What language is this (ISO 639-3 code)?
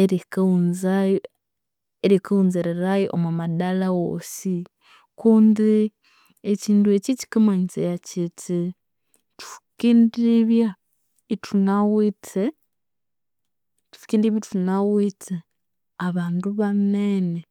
koo